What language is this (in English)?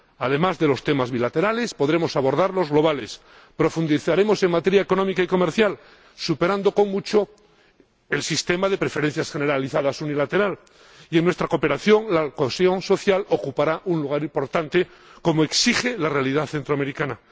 Spanish